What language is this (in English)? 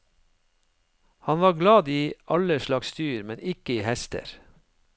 Norwegian